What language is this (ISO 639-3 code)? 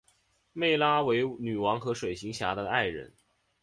zho